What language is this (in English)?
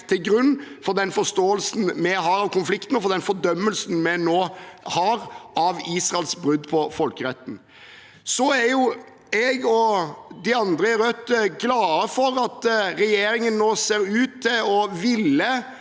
Norwegian